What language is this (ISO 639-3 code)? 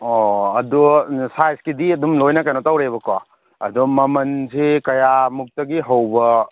mni